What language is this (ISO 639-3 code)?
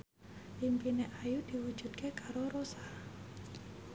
jav